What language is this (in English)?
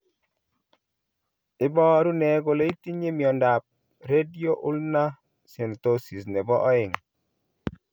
Kalenjin